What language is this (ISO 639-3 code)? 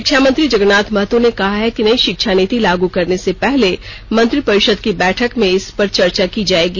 hin